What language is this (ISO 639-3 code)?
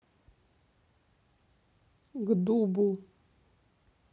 rus